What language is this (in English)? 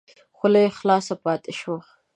Pashto